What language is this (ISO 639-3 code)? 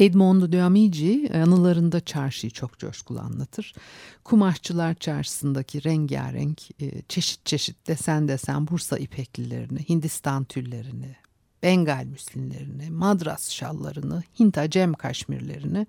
tur